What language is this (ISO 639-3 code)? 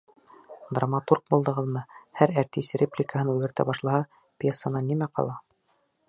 bak